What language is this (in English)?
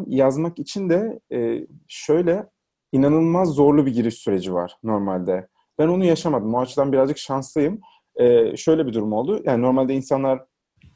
Turkish